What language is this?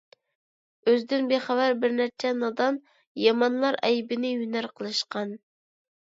Uyghur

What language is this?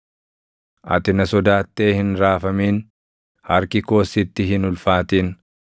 Oromo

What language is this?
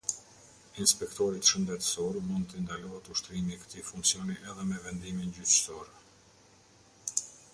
Albanian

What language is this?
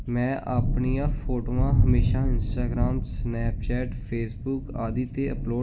Punjabi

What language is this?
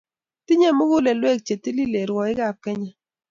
Kalenjin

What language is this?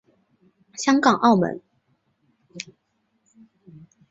Chinese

